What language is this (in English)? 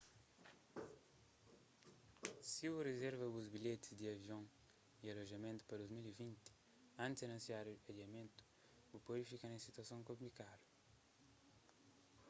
Kabuverdianu